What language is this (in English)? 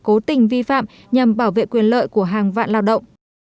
Vietnamese